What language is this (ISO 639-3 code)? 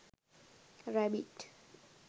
sin